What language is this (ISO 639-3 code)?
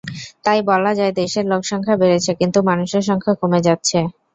ben